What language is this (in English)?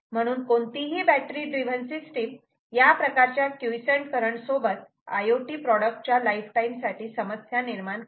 Marathi